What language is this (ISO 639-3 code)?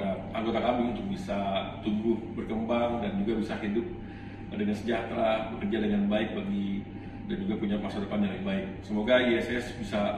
ind